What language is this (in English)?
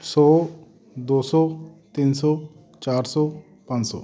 Punjabi